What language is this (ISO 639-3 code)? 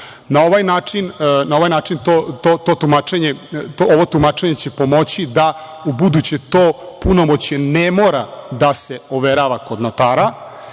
srp